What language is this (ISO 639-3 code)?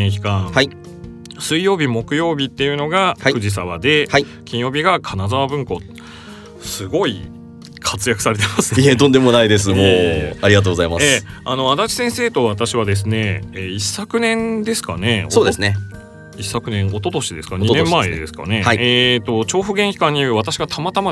jpn